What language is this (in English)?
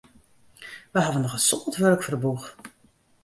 Western Frisian